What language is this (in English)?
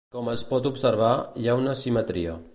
Catalan